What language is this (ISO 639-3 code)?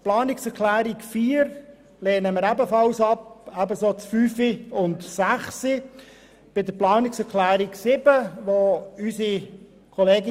gsw